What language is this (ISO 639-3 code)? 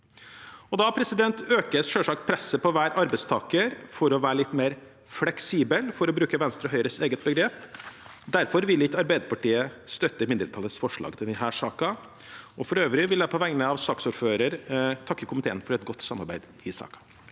nor